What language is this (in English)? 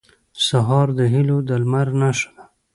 Pashto